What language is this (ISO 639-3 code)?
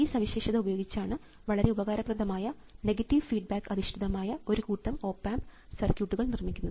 mal